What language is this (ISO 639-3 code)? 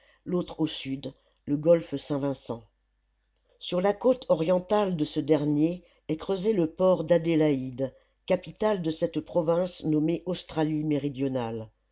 fra